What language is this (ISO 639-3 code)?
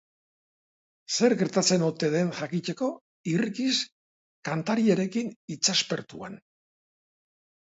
eus